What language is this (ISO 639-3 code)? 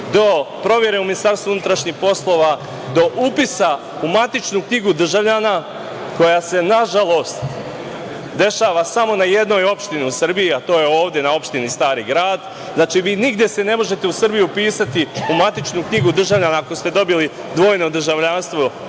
srp